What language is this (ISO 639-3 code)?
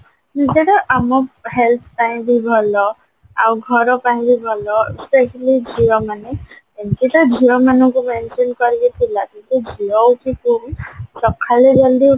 ori